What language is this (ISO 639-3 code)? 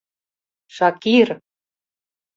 chm